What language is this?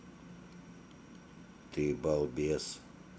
Russian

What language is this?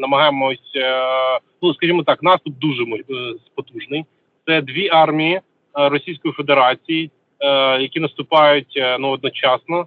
Ukrainian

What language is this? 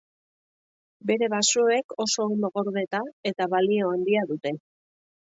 Basque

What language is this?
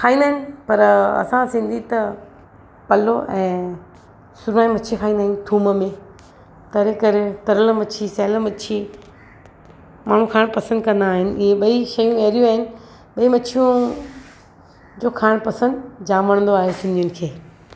Sindhi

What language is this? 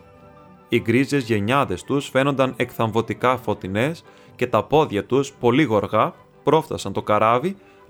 Greek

